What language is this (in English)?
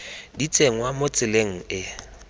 Tswana